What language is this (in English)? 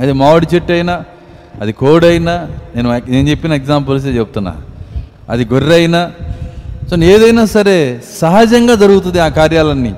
Telugu